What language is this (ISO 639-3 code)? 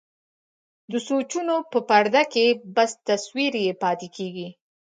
pus